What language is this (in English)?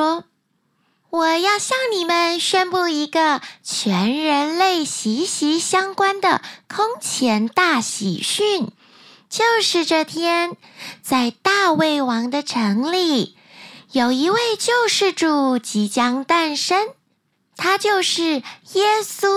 Chinese